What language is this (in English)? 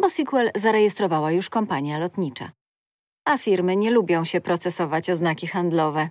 Polish